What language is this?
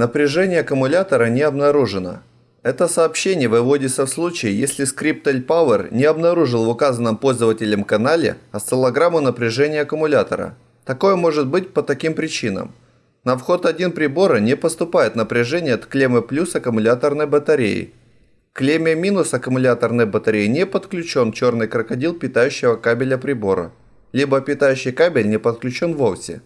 Russian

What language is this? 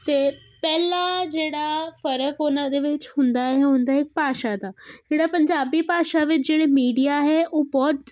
Punjabi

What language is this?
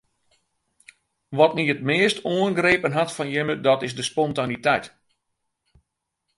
Western Frisian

